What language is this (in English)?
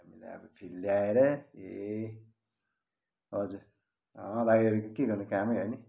Nepali